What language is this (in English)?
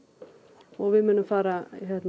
Icelandic